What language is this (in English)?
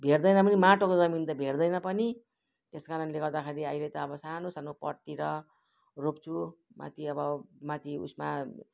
Nepali